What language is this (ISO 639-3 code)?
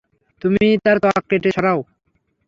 ben